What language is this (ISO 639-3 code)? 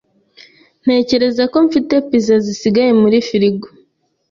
kin